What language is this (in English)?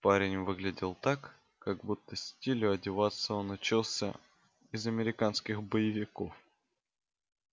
Russian